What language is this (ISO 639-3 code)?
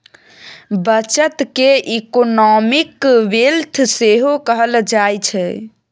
mai